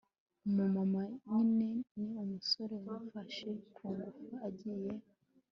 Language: Kinyarwanda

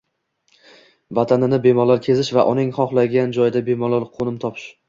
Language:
Uzbek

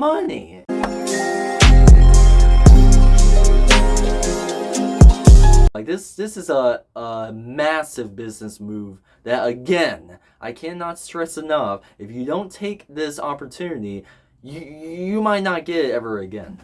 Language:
English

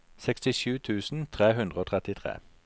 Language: Norwegian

